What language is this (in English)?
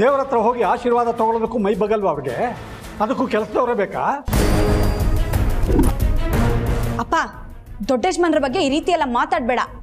Kannada